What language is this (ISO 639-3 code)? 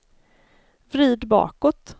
swe